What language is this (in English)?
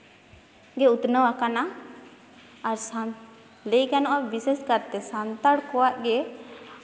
Santali